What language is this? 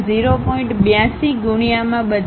Gujarati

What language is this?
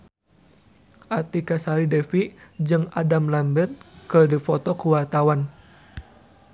Sundanese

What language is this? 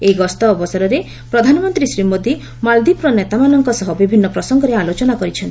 Odia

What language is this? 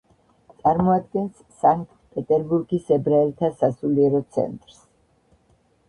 Georgian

